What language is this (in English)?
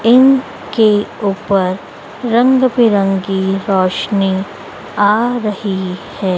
Hindi